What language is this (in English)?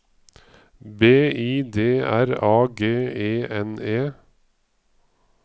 Norwegian